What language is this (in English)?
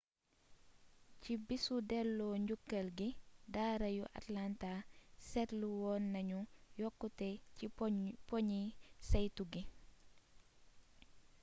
Wolof